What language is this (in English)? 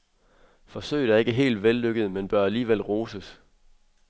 Danish